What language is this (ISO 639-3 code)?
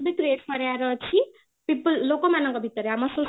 ori